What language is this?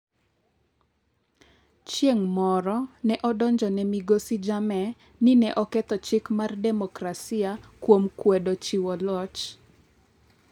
Luo (Kenya and Tanzania)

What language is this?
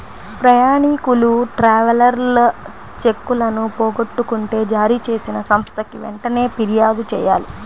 Telugu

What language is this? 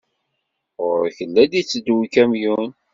Kabyle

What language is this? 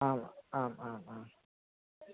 Sanskrit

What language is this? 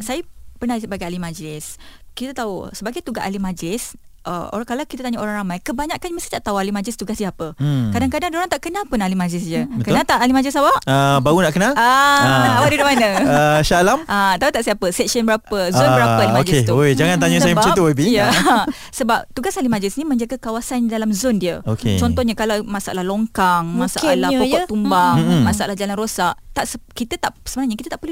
Malay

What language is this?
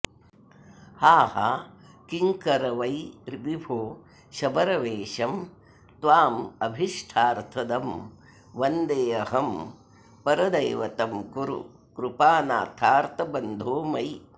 Sanskrit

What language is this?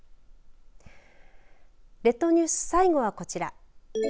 Japanese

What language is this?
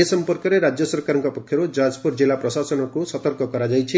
Odia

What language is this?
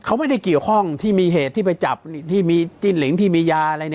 Thai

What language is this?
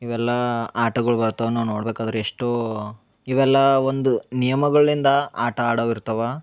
Kannada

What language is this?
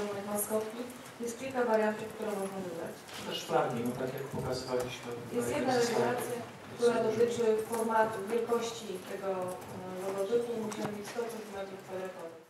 Polish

